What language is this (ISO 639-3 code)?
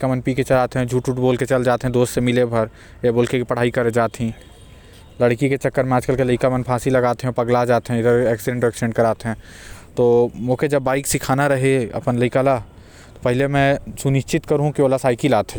kfp